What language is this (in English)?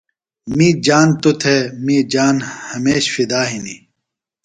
Phalura